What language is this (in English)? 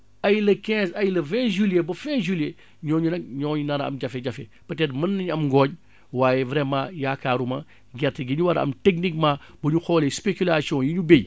Wolof